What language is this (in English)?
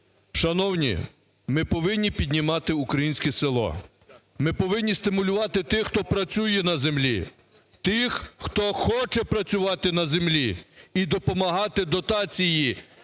Ukrainian